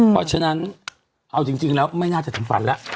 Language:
Thai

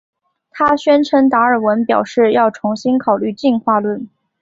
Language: Chinese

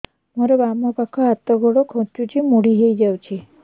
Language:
Odia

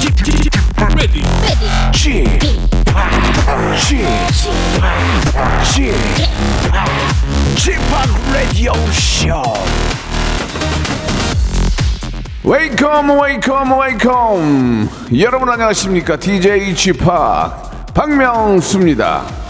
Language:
Korean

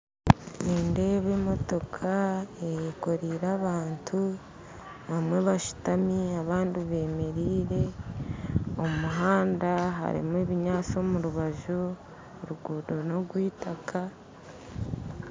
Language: Nyankole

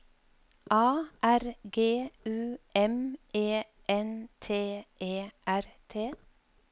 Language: Norwegian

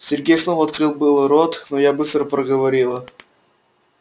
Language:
Russian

